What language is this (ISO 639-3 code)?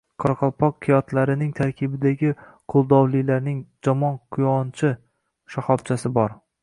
uzb